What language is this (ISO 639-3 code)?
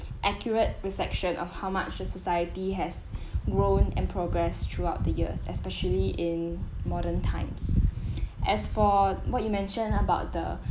eng